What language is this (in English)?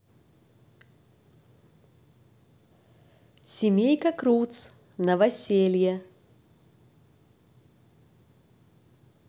Russian